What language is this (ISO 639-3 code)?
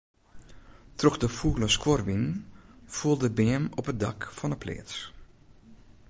fry